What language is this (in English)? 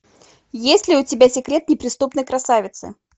Russian